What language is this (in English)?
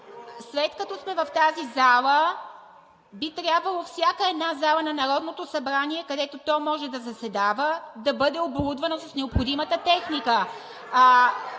Bulgarian